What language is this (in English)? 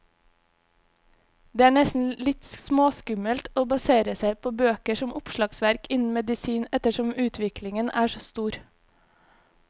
Norwegian